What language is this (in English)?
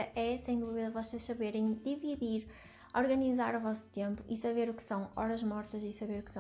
Portuguese